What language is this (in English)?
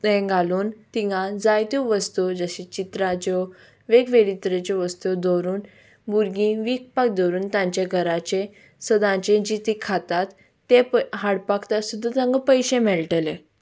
Konkani